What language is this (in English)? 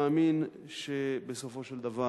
Hebrew